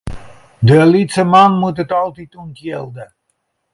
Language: Western Frisian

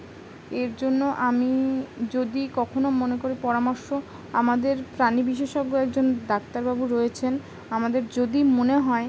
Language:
Bangla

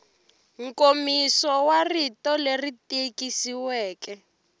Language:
Tsonga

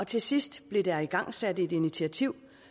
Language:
Danish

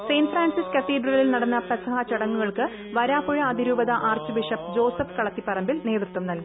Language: Malayalam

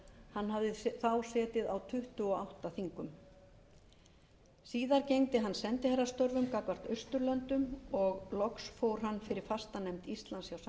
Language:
Icelandic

